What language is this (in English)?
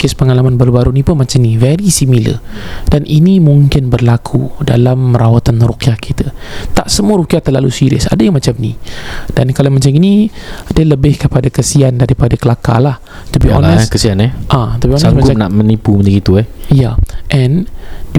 Malay